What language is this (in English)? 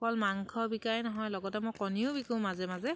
Assamese